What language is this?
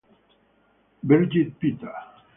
Italian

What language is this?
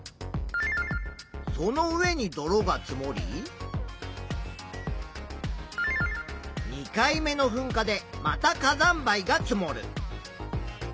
Japanese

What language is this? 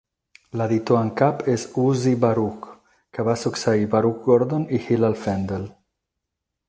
Catalan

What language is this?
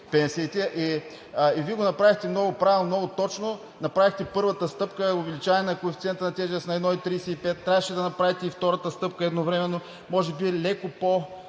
Bulgarian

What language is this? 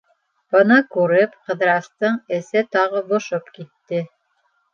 Bashkir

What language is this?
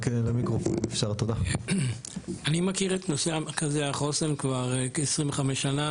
Hebrew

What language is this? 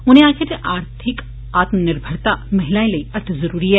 Dogri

